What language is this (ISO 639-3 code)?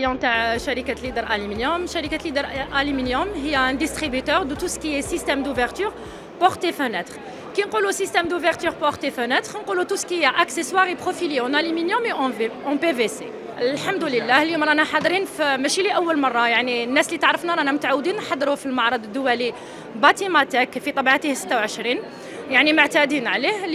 ara